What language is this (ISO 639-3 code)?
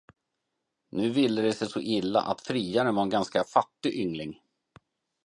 swe